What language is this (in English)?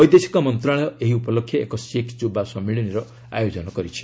Odia